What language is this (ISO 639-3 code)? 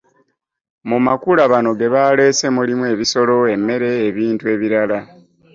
lug